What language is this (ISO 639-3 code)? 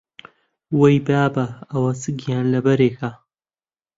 ckb